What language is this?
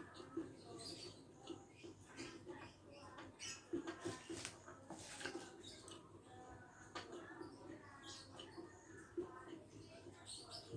Indonesian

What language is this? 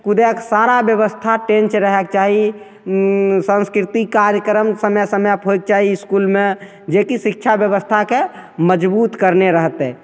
Maithili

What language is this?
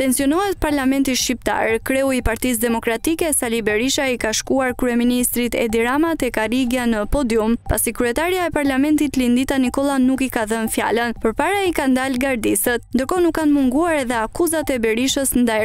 Romanian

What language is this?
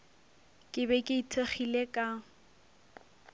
Northern Sotho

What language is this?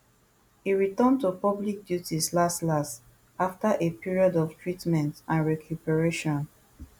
Nigerian Pidgin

